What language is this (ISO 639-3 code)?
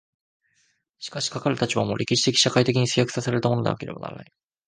jpn